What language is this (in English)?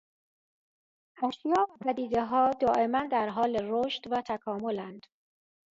Persian